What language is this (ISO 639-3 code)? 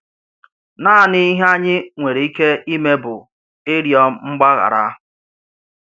ibo